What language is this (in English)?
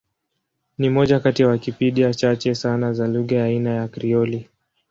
Swahili